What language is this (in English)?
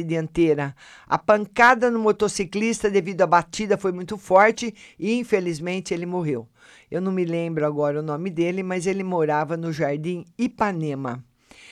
Portuguese